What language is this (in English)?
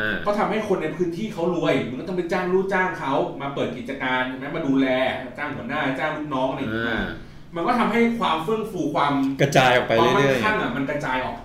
Thai